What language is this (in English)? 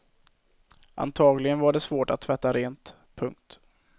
Swedish